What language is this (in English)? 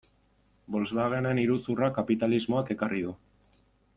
Basque